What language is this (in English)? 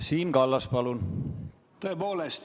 Estonian